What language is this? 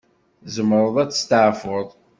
Kabyle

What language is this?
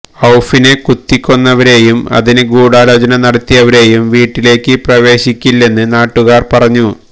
Malayalam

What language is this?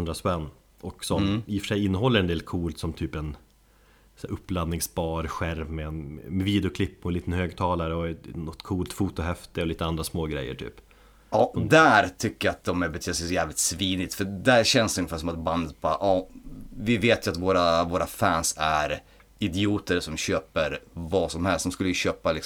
Swedish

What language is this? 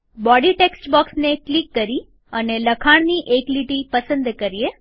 Gujarati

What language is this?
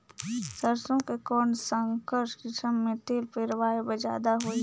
Chhattisgarhi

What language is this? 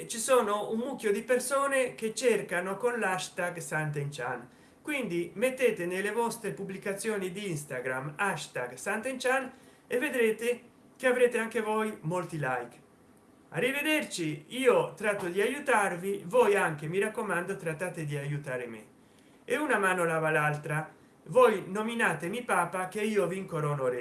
Italian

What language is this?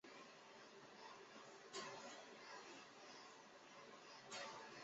Chinese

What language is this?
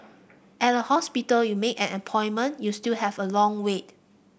English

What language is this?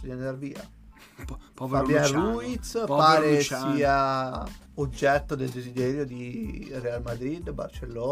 Italian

